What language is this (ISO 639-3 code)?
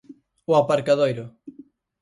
glg